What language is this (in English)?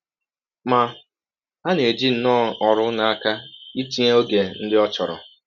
Igbo